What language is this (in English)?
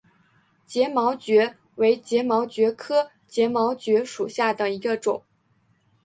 Chinese